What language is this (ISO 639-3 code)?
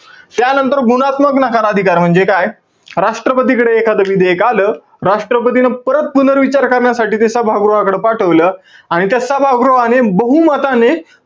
mar